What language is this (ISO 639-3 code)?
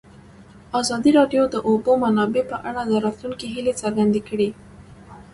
pus